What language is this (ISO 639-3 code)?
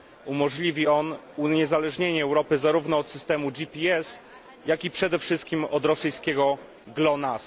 pol